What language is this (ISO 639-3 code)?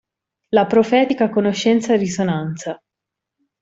ita